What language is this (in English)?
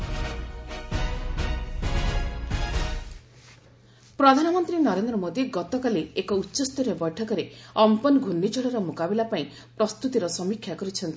Odia